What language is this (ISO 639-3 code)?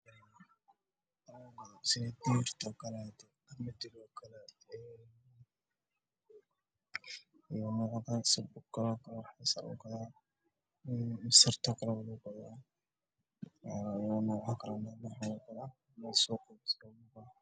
som